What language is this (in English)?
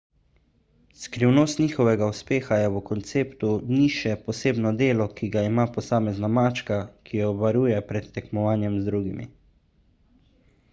Slovenian